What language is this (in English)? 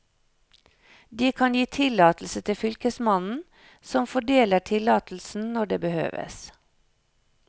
Norwegian